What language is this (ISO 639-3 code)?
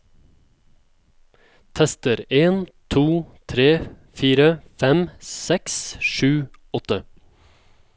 nor